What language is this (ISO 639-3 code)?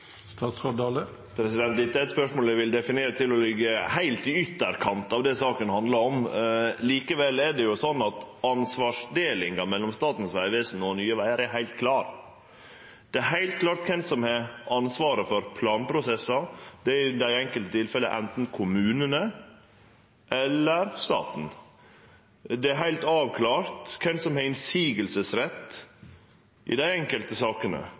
nor